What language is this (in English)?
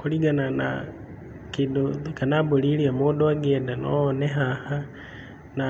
Kikuyu